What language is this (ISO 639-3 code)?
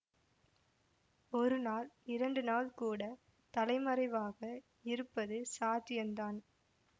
tam